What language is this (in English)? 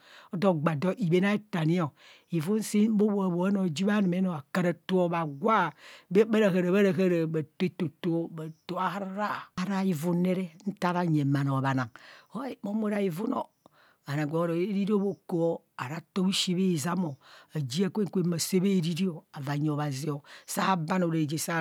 Kohumono